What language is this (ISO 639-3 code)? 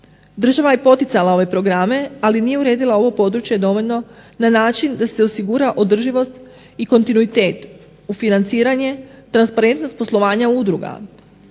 hrv